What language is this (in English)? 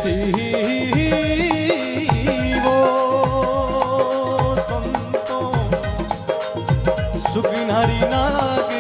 Hindi